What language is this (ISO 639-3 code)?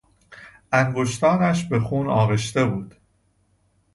fas